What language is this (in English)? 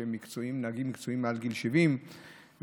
Hebrew